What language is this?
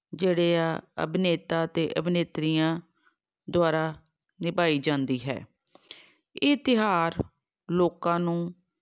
Punjabi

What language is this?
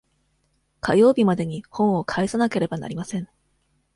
Japanese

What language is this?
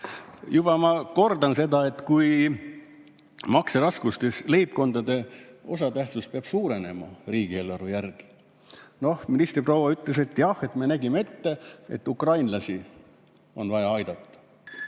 Estonian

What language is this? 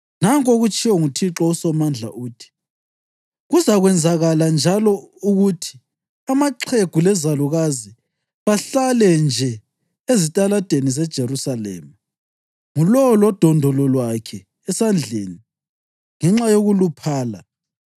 North Ndebele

